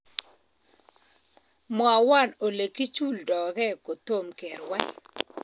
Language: Kalenjin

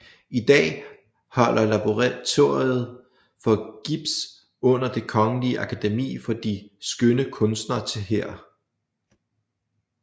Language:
Danish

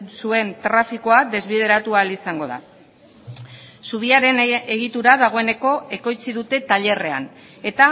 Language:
Basque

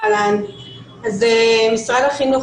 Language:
Hebrew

